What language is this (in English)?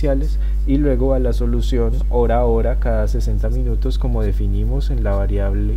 Spanish